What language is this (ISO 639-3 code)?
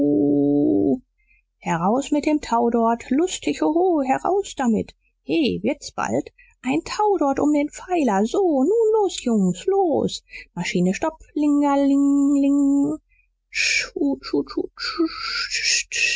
deu